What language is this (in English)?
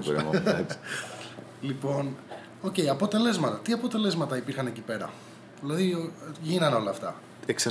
Greek